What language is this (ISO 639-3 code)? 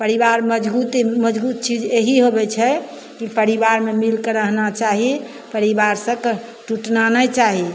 mai